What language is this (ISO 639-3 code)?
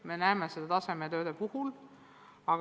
est